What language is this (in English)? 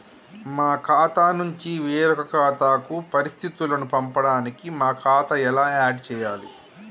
Telugu